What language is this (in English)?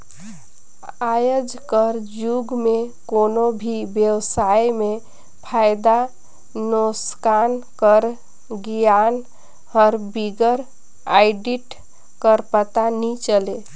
Chhattisgarhi